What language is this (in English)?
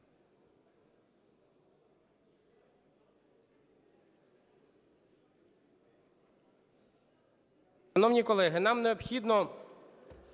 Ukrainian